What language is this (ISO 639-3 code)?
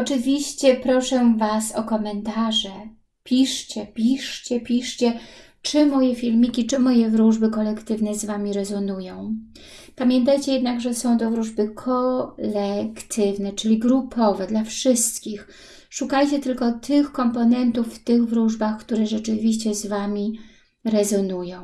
pol